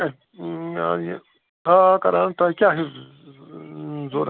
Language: Kashmiri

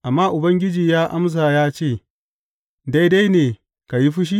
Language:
Hausa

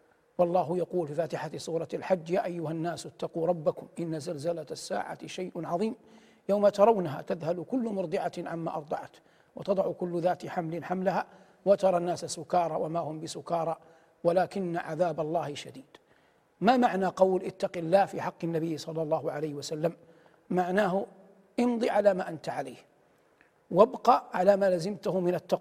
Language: Arabic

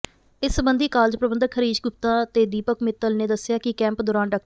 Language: Punjabi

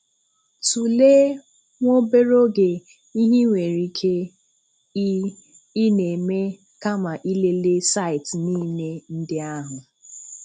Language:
Igbo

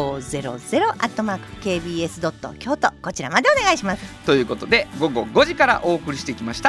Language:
Japanese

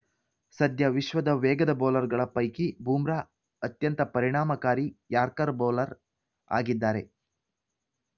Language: Kannada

